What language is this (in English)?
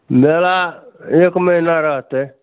Maithili